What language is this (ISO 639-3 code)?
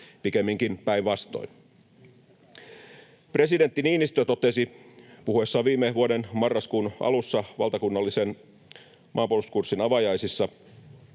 fin